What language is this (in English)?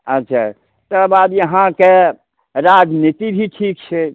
Maithili